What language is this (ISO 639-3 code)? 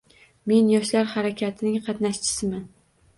uzb